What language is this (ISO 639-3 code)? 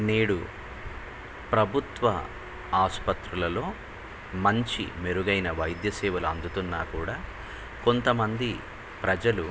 tel